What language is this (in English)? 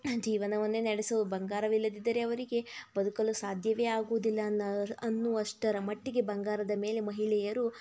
Kannada